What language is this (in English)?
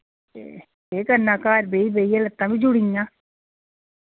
Dogri